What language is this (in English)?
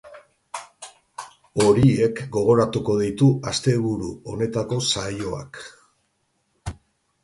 Basque